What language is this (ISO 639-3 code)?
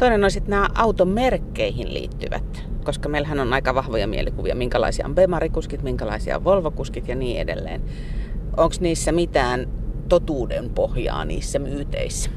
fin